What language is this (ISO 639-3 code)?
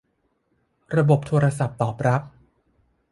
tha